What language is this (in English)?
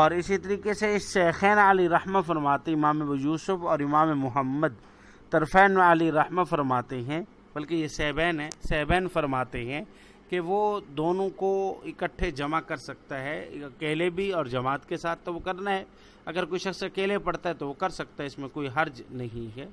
Urdu